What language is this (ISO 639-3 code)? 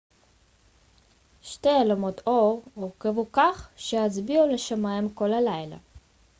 heb